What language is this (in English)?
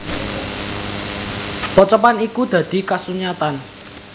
Javanese